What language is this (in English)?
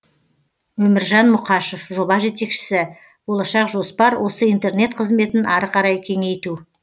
Kazakh